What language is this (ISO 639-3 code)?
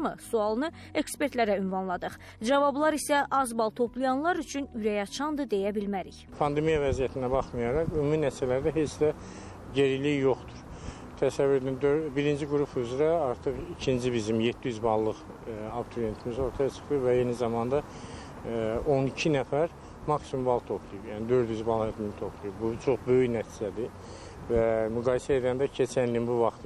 tur